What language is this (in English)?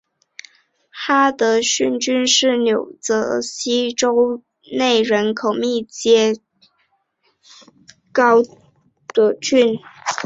Chinese